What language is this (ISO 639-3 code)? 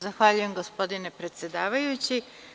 srp